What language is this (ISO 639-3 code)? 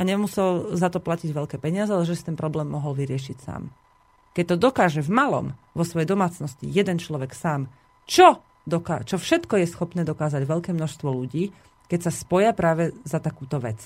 slk